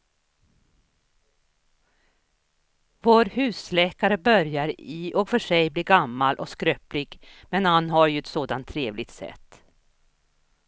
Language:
Swedish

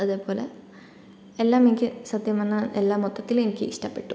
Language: Malayalam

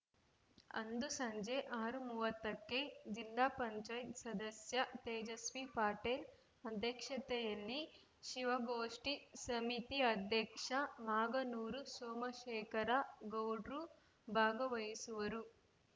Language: Kannada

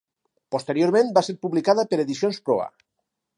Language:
Catalan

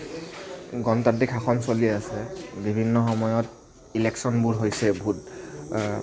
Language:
Assamese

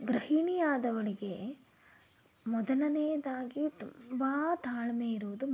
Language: Kannada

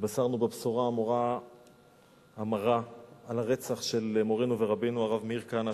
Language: Hebrew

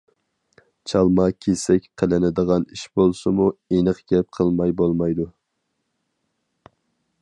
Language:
Uyghur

